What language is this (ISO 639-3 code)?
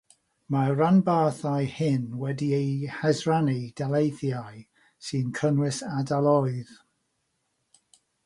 cym